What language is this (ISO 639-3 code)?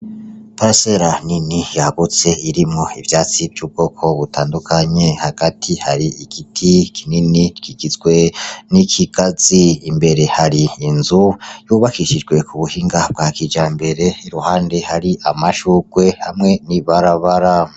run